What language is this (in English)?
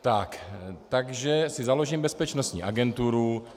Czech